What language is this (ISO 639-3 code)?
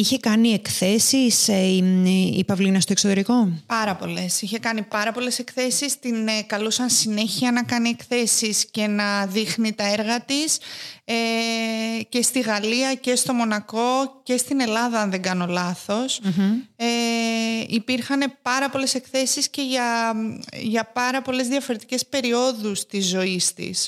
ell